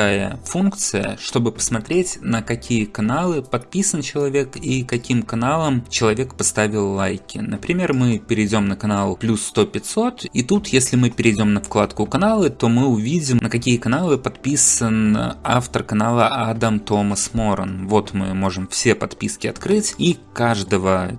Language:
Russian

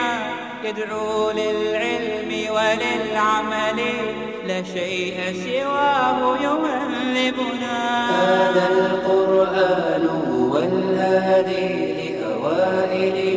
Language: Persian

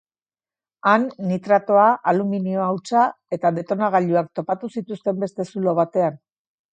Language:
Basque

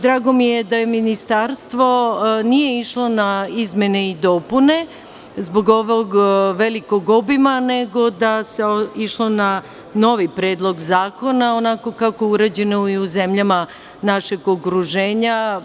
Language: Serbian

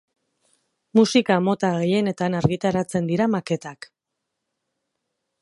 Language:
Basque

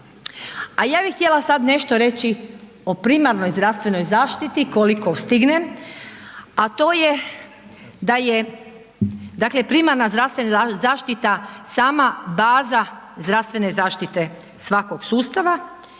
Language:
Croatian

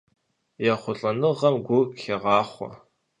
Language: Kabardian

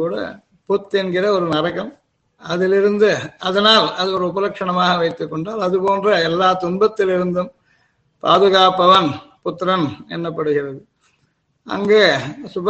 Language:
Tamil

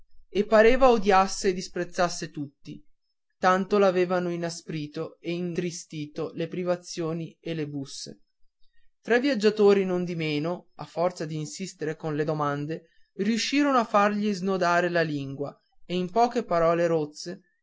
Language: Italian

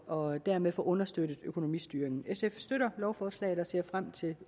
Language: Danish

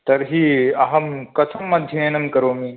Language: Sanskrit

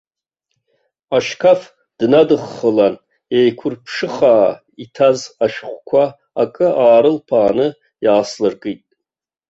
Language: Abkhazian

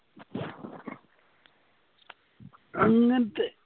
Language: Malayalam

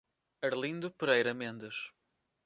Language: Portuguese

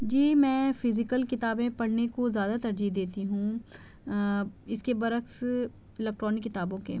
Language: Urdu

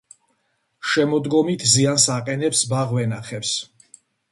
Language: Georgian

